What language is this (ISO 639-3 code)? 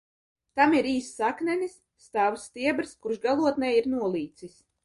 lav